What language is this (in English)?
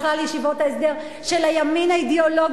Hebrew